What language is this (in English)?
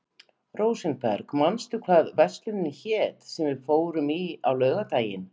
Icelandic